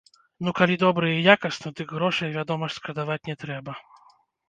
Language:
Belarusian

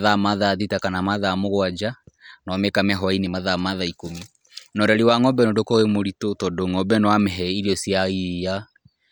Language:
Kikuyu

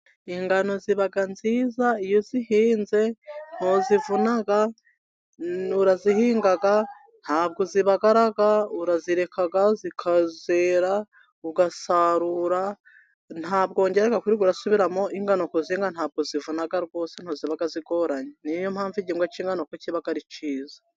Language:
Kinyarwanda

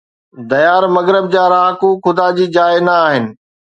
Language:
Sindhi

